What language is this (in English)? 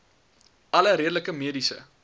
Afrikaans